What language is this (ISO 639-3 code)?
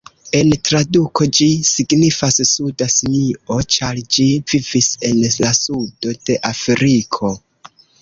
epo